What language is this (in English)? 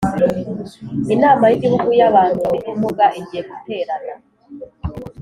Kinyarwanda